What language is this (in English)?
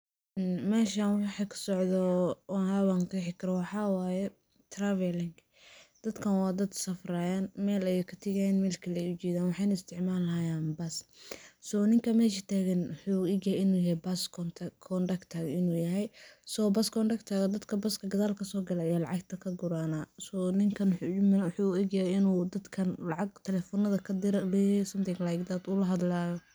Somali